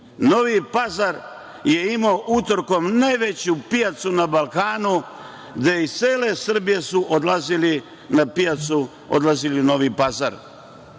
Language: Serbian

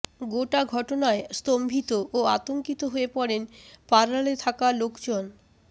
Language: Bangla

